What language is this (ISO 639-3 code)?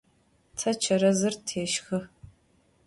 ady